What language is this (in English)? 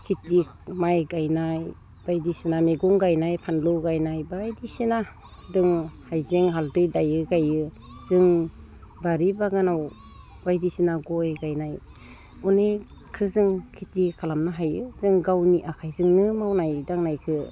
Bodo